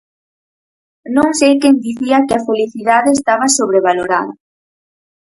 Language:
Galician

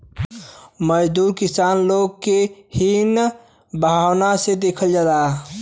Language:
Bhojpuri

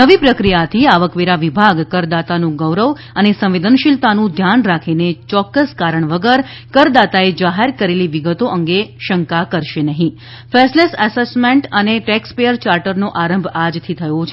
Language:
Gujarati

